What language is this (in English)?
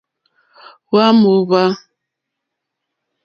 Mokpwe